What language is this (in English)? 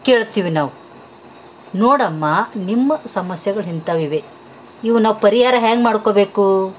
Kannada